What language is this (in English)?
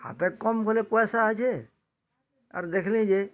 Odia